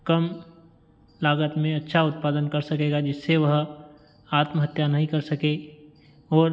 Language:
Hindi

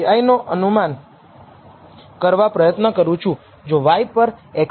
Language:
Gujarati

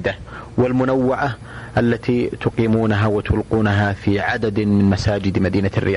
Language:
Arabic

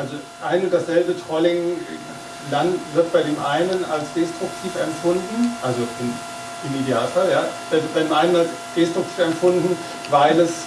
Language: German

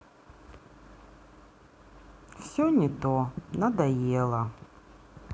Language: Russian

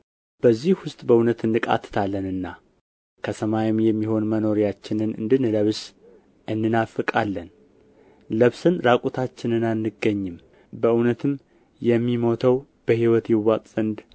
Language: Amharic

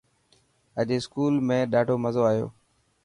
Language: Dhatki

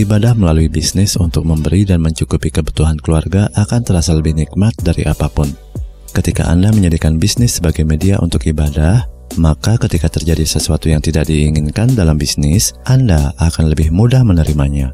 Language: Indonesian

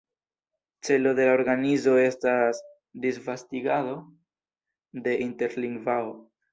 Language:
Esperanto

